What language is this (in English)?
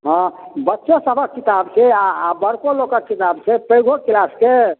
Maithili